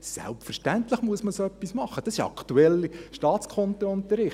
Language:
Swiss German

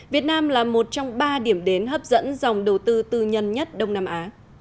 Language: Vietnamese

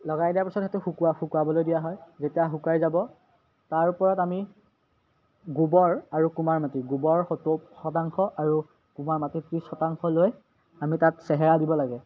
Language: Assamese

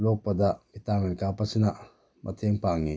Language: Manipuri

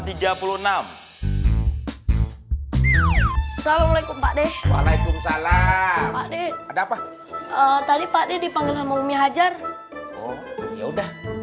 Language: Indonesian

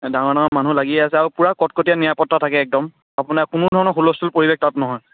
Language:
Assamese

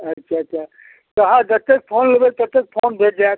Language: Maithili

